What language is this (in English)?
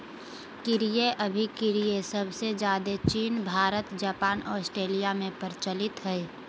Magahi